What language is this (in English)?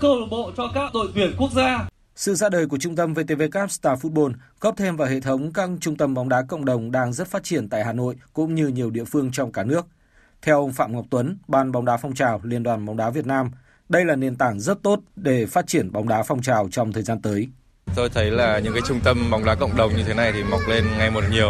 Vietnamese